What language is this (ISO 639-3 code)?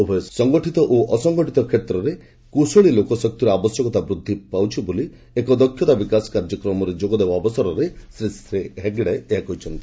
ori